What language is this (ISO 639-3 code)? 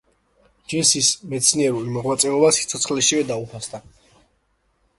kat